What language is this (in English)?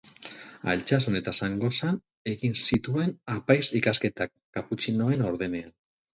Basque